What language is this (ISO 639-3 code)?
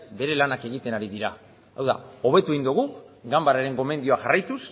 eus